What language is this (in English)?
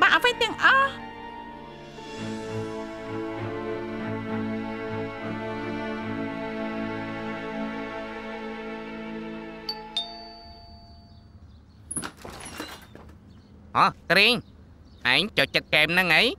Thai